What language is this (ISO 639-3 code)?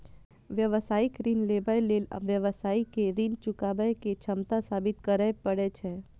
mai